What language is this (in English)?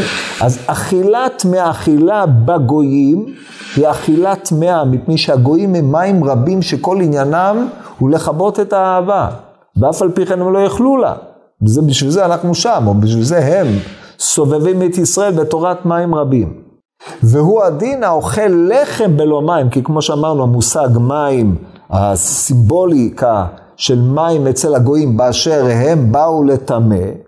Hebrew